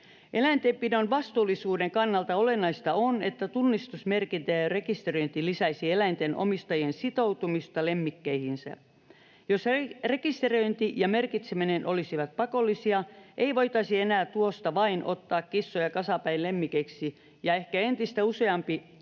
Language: Finnish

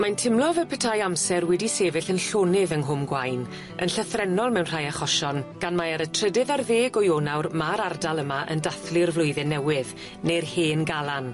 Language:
Welsh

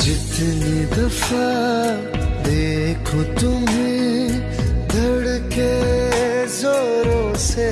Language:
Hindi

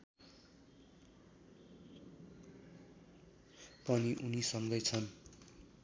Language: Nepali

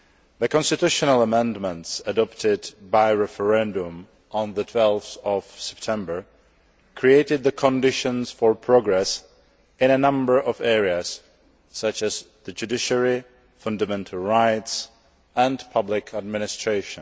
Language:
English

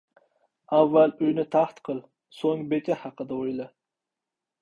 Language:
Uzbek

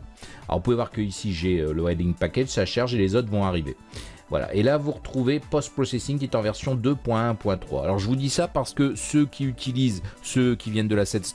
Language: French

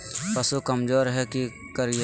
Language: Magahi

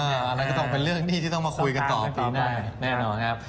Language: Thai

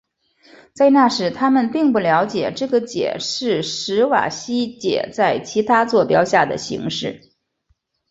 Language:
Chinese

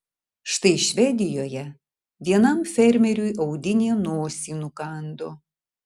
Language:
Lithuanian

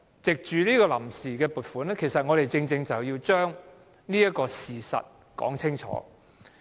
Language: Cantonese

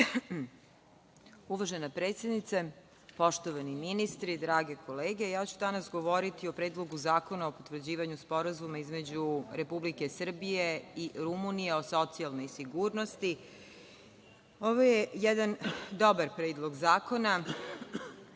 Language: Serbian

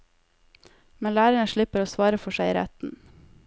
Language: Norwegian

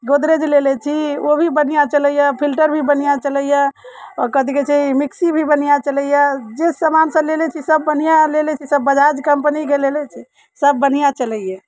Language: Maithili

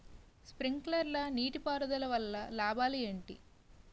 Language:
Telugu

